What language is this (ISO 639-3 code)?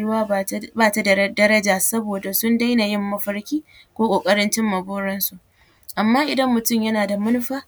hau